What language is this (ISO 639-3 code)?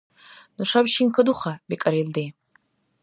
dar